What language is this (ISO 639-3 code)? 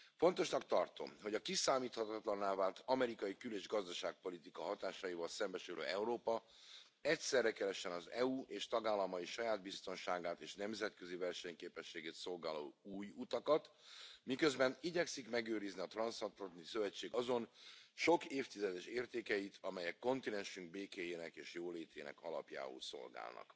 hun